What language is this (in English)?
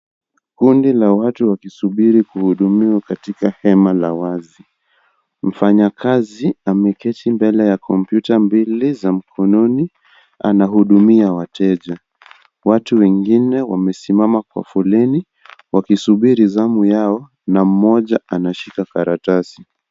Swahili